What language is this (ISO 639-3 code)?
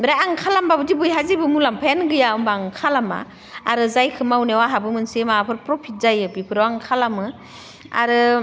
brx